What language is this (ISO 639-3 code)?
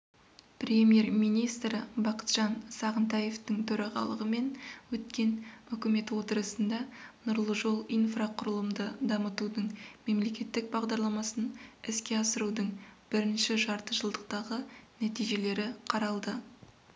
kaz